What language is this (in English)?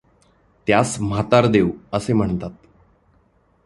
Marathi